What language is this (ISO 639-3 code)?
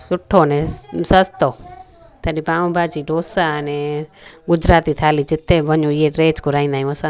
snd